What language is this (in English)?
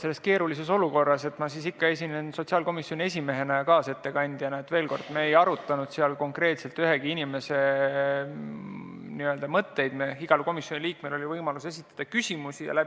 Estonian